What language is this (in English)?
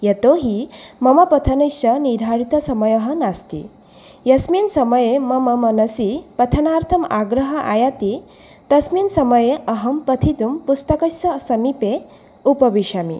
Sanskrit